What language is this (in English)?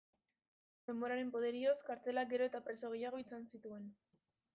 Basque